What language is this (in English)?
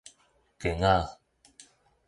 Min Nan Chinese